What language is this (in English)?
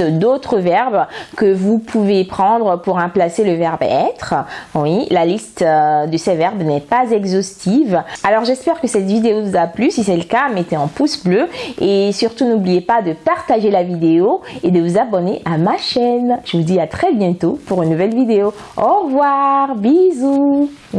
French